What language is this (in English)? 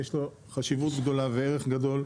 Hebrew